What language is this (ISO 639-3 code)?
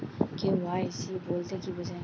ben